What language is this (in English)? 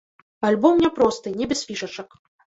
Belarusian